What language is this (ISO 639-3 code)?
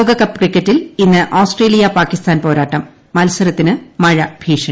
mal